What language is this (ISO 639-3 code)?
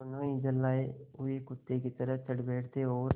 hin